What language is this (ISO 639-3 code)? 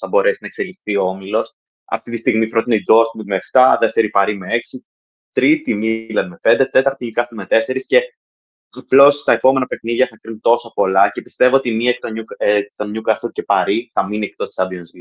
ell